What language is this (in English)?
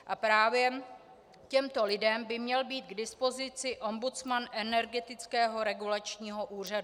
Czech